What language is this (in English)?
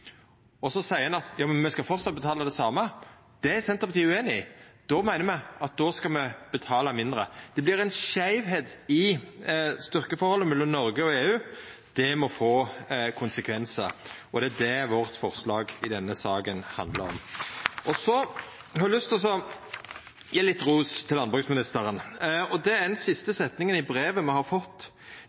Norwegian Nynorsk